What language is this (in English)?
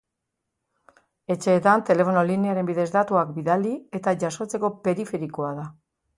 Basque